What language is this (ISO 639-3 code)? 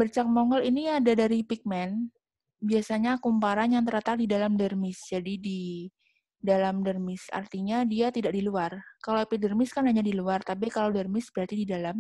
ind